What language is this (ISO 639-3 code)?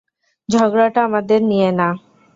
ben